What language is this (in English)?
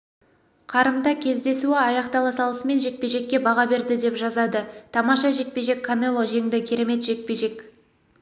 Kazakh